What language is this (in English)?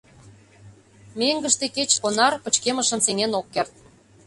Mari